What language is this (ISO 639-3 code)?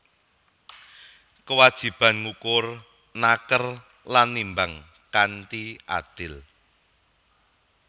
jav